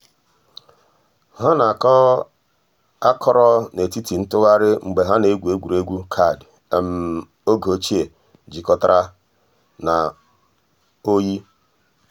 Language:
Igbo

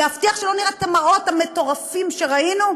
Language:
Hebrew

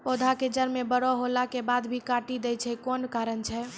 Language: Maithili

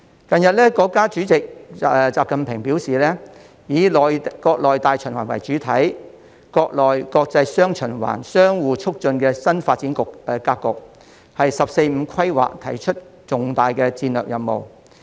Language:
Cantonese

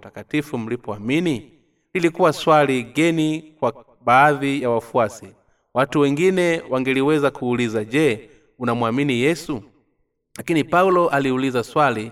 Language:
Swahili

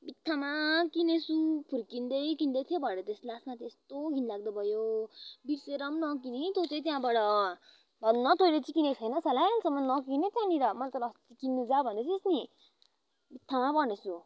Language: Nepali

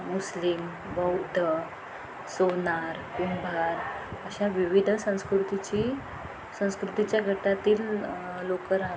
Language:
Marathi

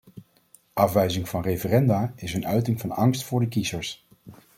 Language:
Dutch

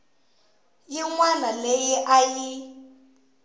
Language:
Tsonga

